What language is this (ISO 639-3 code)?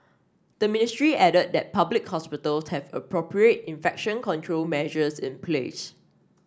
eng